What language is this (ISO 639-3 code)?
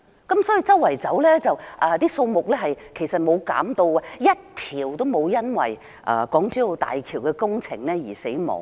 yue